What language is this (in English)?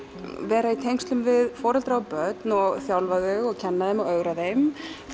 Icelandic